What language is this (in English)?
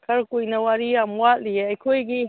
Manipuri